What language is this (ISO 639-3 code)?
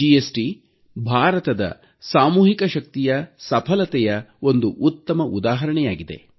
kan